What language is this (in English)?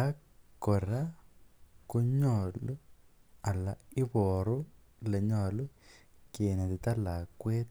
Kalenjin